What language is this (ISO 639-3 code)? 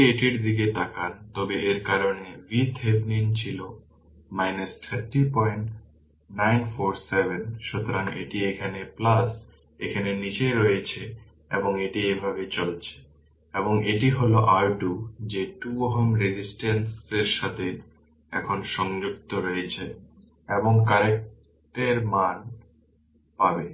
ben